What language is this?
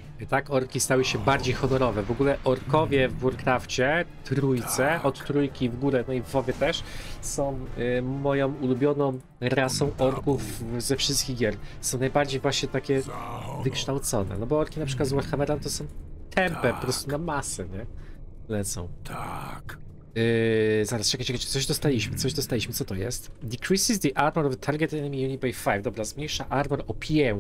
Polish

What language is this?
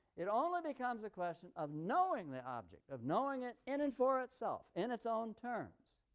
English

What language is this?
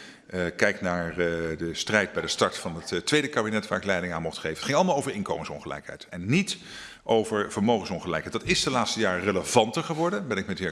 Dutch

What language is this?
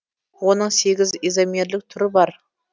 Kazakh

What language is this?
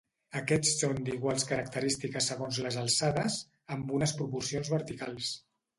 Catalan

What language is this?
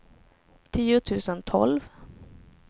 Swedish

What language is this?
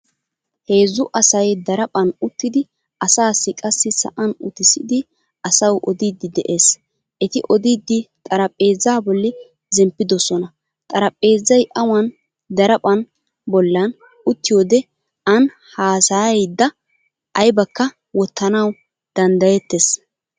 Wolaytta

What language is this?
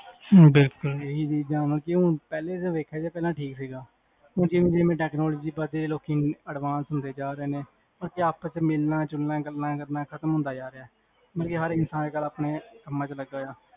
Punjabi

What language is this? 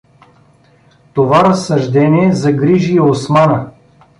Bulgarian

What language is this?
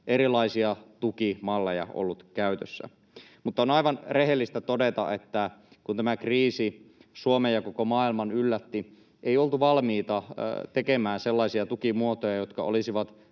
Finnish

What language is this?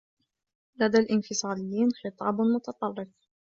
Arabic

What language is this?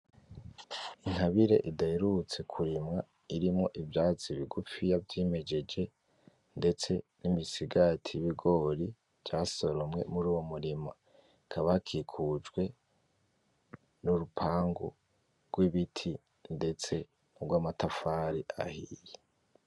Rundi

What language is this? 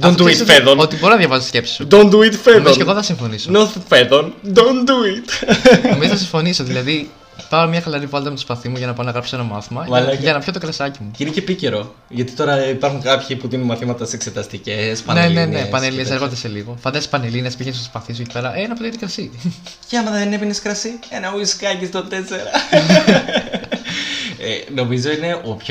Greek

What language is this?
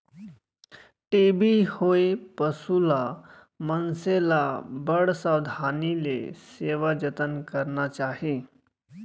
Chhattisgarhi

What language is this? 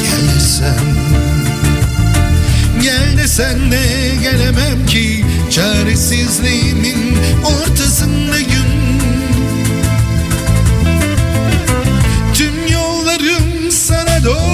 Turkish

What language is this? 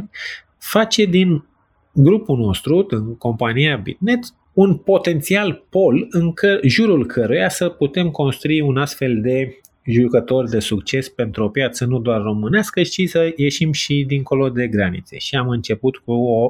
Romanian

